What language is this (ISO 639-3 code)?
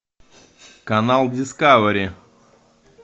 rus